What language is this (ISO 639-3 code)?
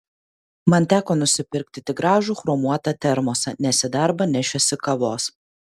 lit